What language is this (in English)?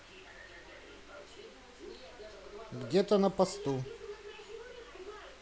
Russian